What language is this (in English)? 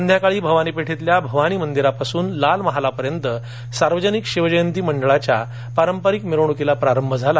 Marathi